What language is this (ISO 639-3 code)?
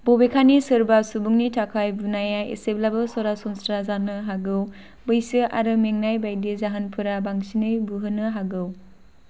brx